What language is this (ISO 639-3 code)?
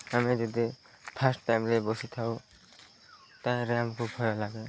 ori